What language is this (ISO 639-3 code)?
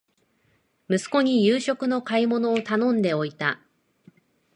jpn